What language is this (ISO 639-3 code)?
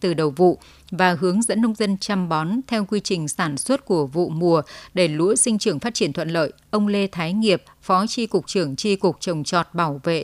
vie